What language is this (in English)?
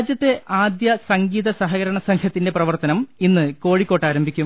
Malayalam